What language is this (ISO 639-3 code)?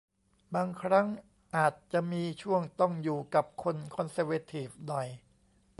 tha